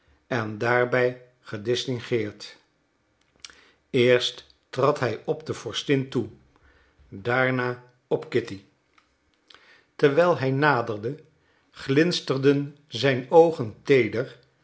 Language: Dutch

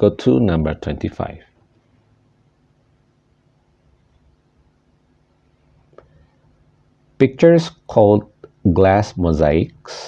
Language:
Indonesian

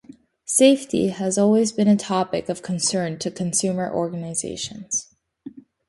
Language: English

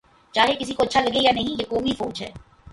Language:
Urdu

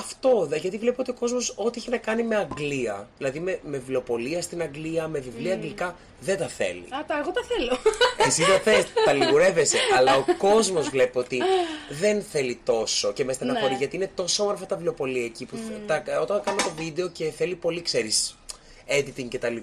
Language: Greek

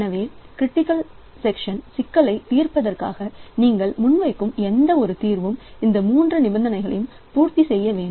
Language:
Tamil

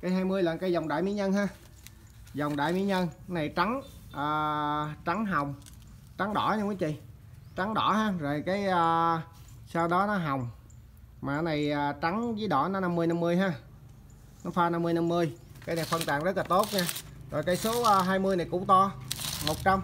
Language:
Vietnamese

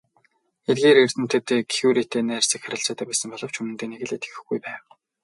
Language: Mongolian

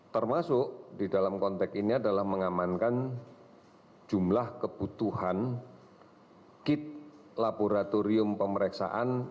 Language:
Indonesian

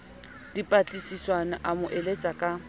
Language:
Southern Sotho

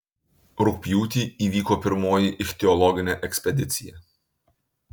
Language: Lithuanian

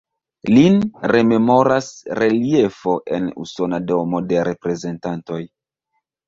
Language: Esperanto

